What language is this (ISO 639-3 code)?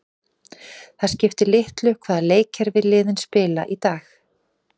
isl